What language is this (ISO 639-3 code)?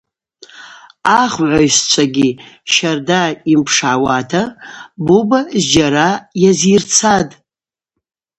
abq